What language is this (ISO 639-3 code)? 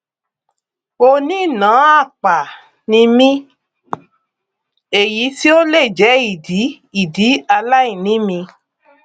yor